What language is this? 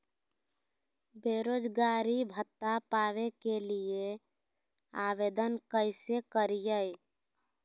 Magahi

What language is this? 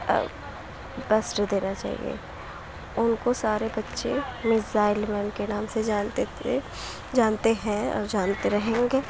Urdu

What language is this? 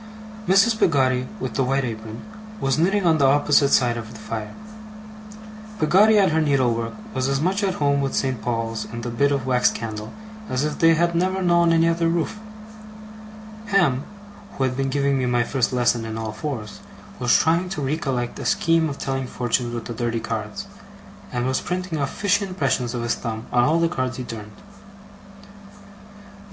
English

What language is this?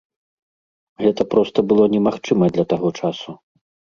Belarusian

